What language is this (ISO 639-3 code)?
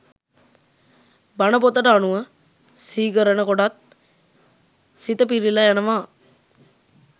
sin